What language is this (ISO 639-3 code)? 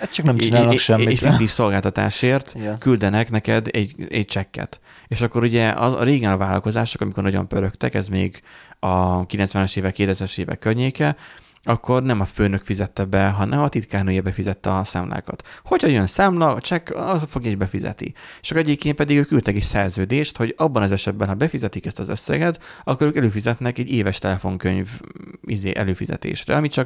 hun